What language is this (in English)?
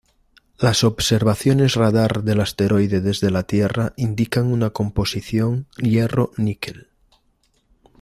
Spanish